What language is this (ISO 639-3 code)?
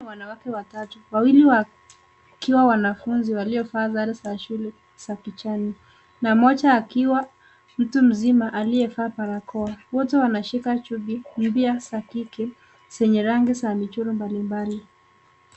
swa